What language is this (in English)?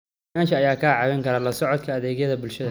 Somali